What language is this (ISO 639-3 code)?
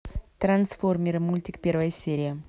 rus